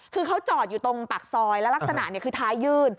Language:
Thai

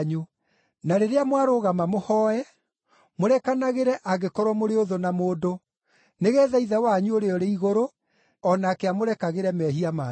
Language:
Kikuyu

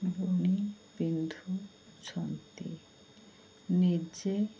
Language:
Odia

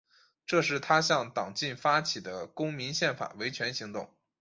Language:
Chinese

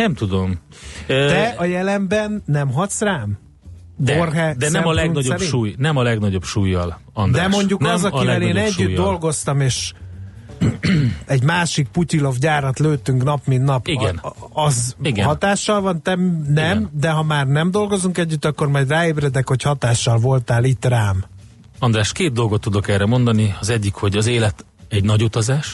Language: Hungarian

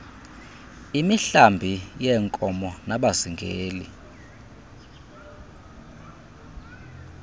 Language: Xhosa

